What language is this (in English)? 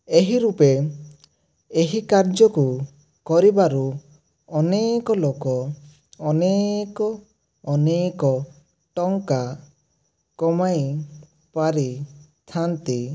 Odia